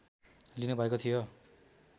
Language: Nepali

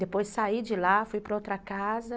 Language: Portuguese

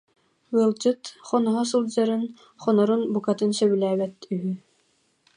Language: Yakut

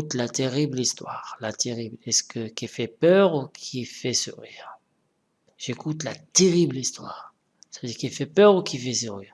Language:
French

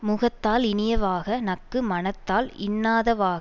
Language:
Tamil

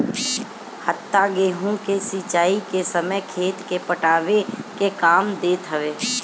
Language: Bhojpuri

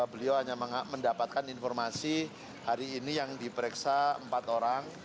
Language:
Indonesian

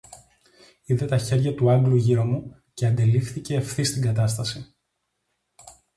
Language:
Greek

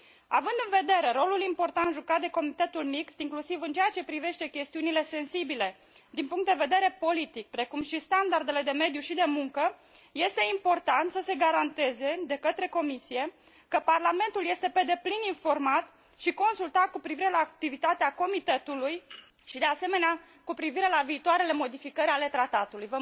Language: Romanian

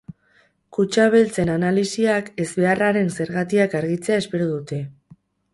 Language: Basque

